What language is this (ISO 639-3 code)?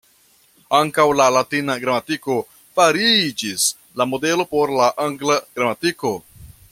epo